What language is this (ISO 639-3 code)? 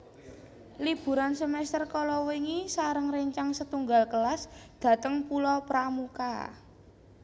jav